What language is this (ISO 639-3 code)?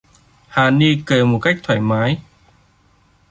vie